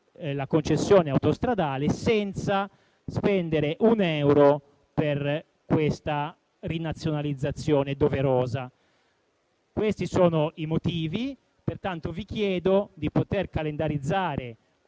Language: Italian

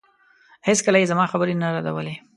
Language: Pashto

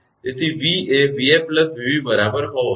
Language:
Gujarati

